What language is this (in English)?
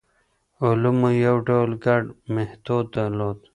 Pashto